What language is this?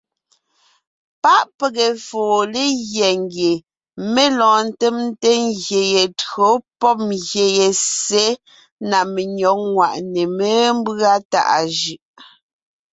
Ngiemboon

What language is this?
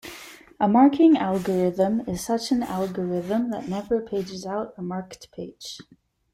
English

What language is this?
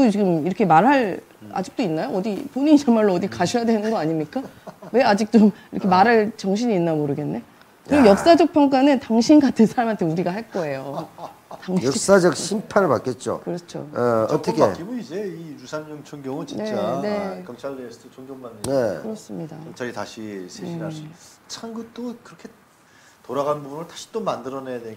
Korean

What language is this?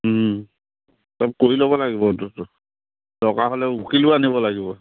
Assamese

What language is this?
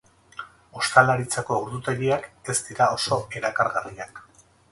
Basque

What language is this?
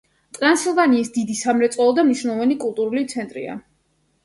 Georgian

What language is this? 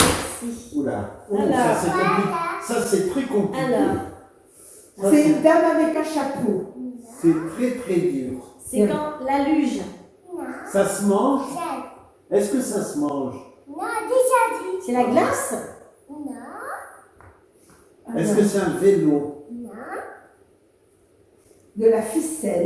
French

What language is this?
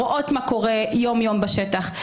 Hebrew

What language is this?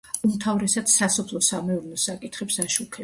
Georgian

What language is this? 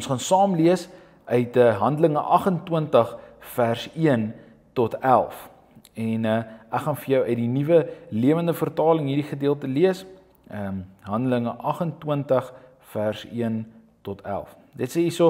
Dutch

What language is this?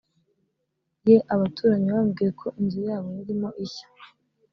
Kinyarwanda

